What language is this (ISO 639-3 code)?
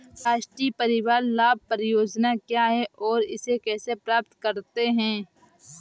hin